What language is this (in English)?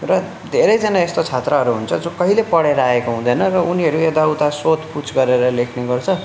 Nepali